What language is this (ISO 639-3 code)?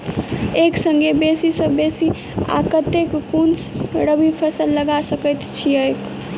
mai